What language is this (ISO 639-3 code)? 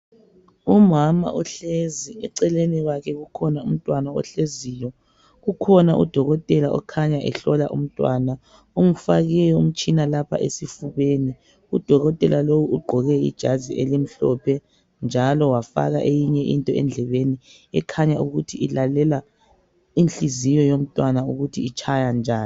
nde